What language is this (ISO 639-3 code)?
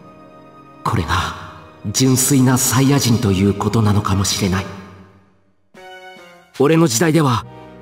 jpn